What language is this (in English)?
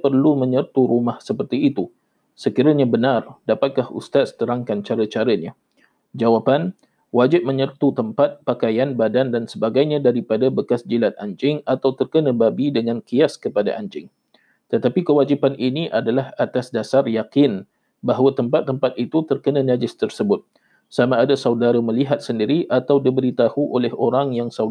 Malay